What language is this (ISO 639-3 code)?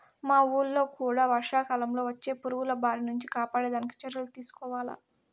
tel